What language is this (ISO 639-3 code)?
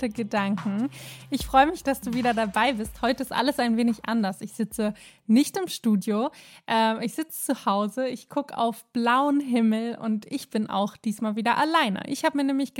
deu